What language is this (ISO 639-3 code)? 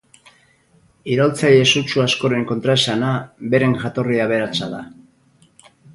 eus